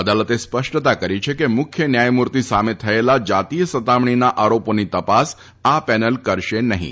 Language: Gujarati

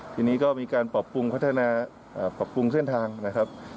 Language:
Thai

